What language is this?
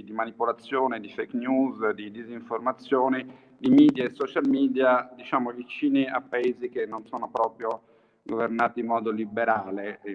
Italian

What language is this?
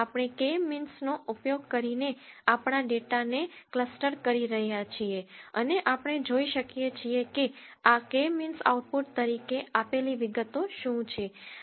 Gujarati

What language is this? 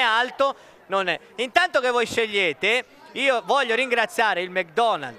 Italian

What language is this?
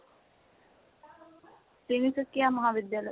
Assamese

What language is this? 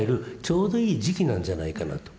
Japanese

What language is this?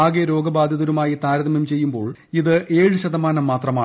Malayalam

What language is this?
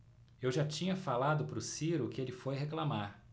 Portuguese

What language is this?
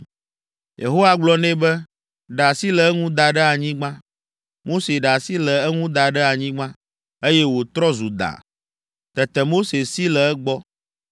Ewe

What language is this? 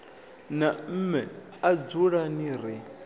Venda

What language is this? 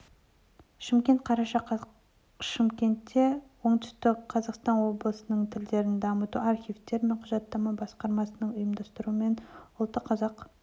Kazakh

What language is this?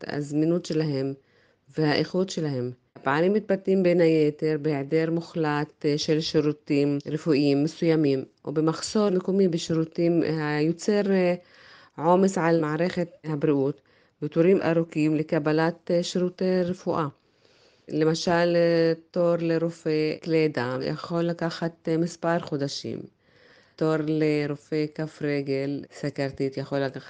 Hebrew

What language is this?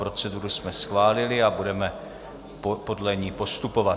Czech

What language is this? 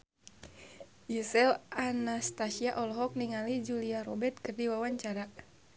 Sundanese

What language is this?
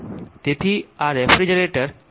Gujarati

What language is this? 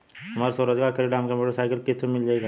Bhojpuri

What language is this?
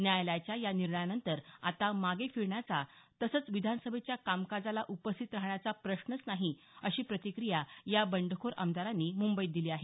Marathi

